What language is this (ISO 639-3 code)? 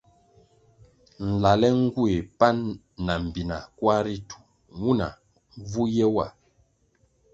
nmg